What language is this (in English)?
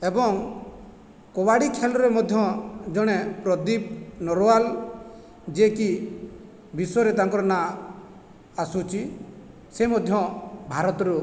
Odia